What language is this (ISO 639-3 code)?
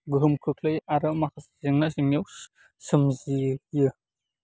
brx